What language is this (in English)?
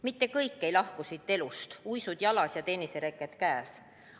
Estonian